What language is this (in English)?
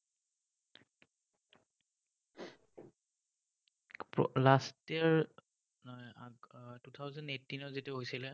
Assamese